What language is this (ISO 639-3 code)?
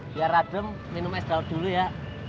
ind